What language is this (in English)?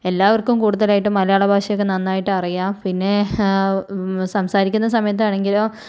Malayalam